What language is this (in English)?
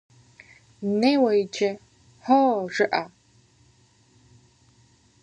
Kabardian